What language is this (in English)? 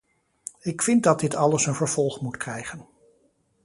Dutch